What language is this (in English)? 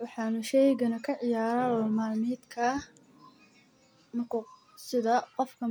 Somali